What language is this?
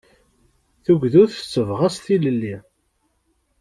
Kabyle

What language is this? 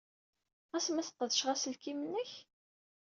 Kabyle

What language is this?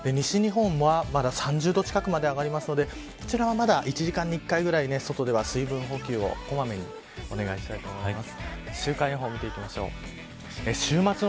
Japanese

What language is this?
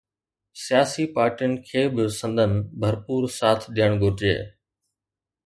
Sindhi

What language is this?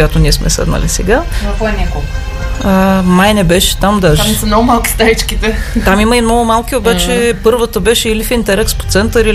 Bulgarian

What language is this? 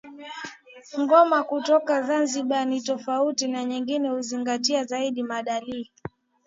Swahili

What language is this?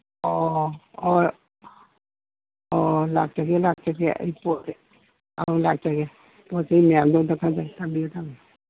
Manipuri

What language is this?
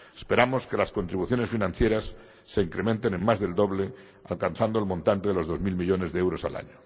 Spanish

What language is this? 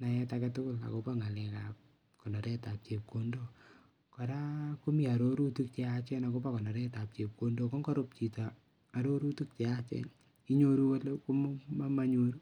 Kalenjin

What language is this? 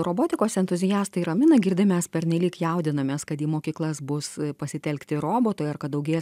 Lithuanian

